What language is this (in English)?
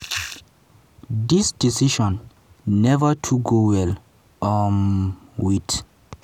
Nigerian Pidgin